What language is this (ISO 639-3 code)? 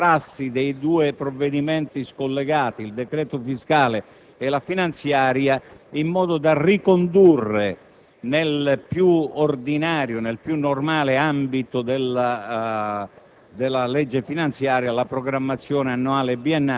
ita